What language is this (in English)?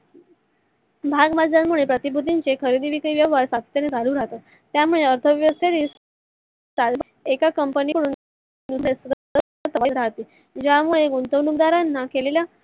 Marathi